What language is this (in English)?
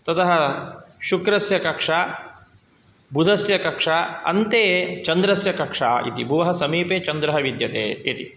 Sanskrit